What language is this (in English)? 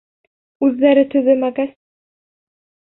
Bashkir